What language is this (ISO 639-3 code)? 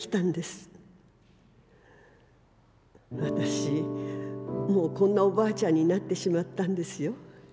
jpn